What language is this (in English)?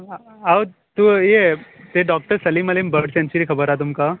Konkani